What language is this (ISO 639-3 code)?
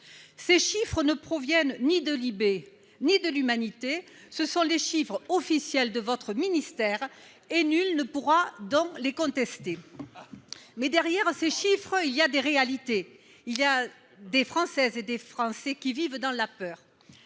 fra